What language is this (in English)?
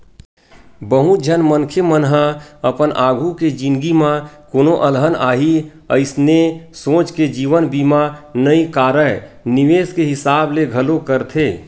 Chhattisgarhi